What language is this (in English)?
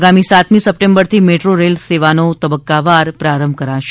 Gujarati